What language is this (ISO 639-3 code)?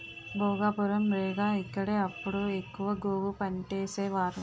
tel